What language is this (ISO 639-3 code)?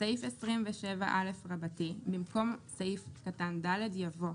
heb